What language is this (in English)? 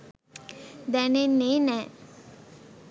Sinhala